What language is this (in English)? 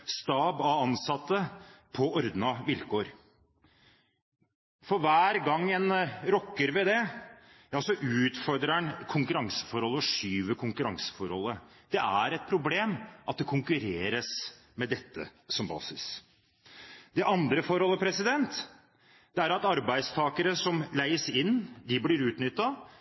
Norwegian Bokmål